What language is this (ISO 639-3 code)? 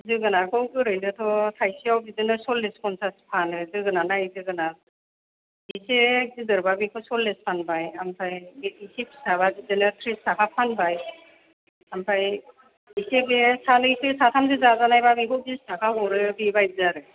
brx